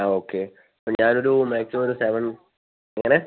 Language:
Malayalam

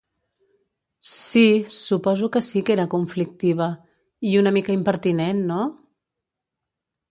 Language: Catalan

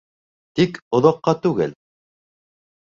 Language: Bashkir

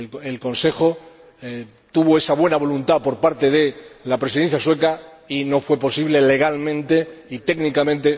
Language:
Spanish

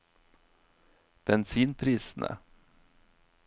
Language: Norwegian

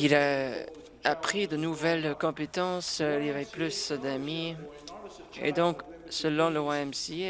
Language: French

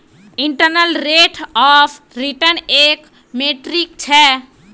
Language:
Magahi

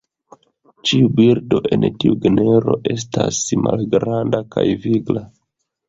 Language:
Esperanto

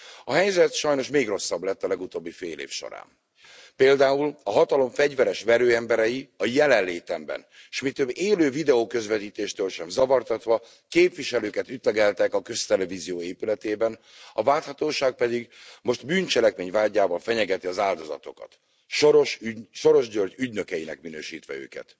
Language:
Hungarian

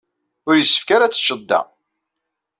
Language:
Kabyle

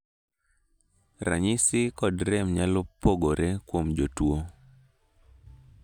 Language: Luo (Kenya and Tanzania)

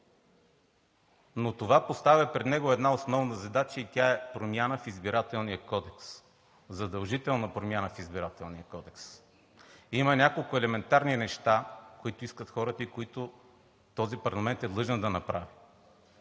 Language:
Bulgarian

